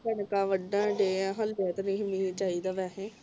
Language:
Punjabi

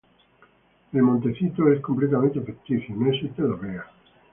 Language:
Spanish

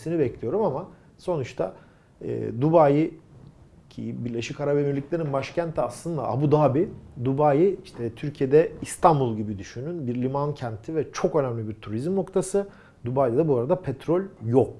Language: Turkish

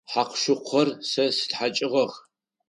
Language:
Adyghe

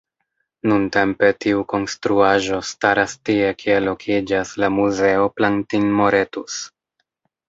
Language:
Esperanto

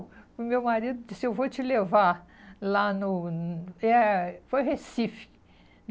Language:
Portuguese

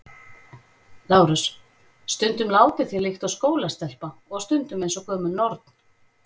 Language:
Icelandic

